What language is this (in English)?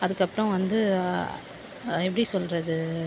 Tamil